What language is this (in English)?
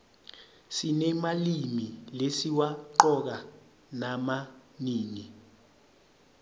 Swati